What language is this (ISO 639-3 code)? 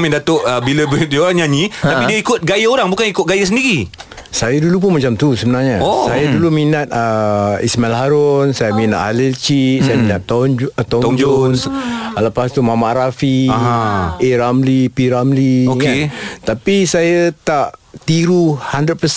msa